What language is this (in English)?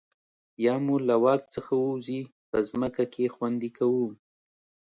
Pashto